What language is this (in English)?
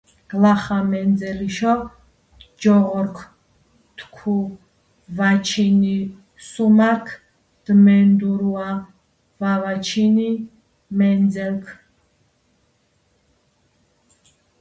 Georgian